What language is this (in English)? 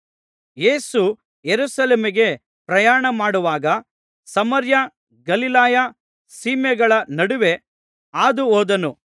Kannada